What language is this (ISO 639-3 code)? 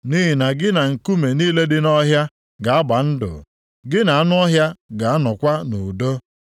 ibo